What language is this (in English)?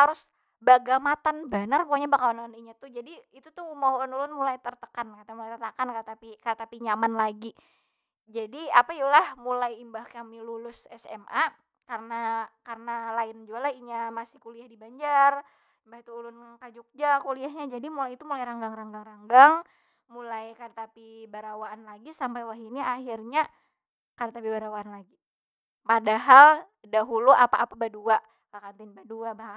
Banjar